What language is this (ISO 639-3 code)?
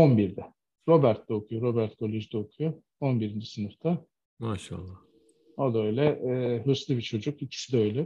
tur